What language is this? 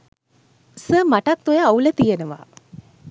Sinhala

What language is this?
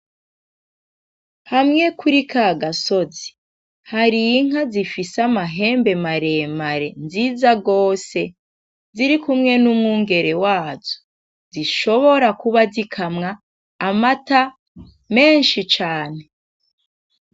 Rundi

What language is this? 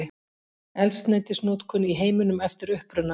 Icelandic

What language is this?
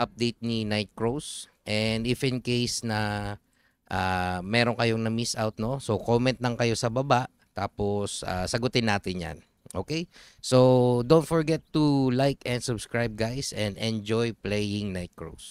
Filipino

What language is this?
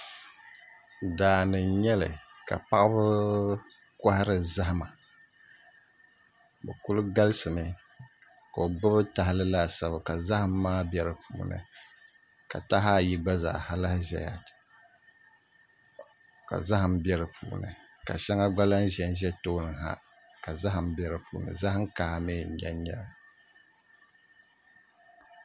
Dagbani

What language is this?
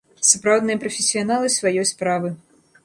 Belarusian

